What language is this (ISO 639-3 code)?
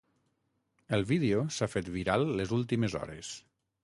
cat